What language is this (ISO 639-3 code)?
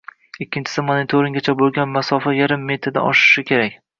uzb